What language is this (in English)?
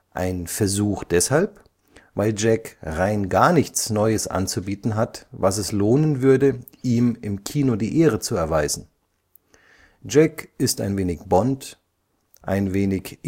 German